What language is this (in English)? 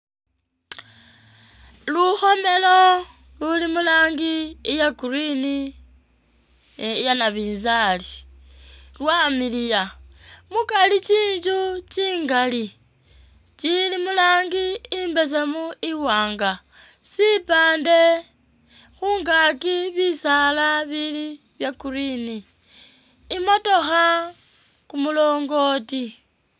Masaaba